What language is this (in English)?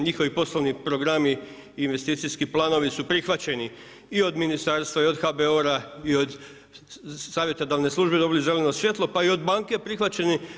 Croatian